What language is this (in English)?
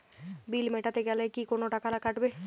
Bangla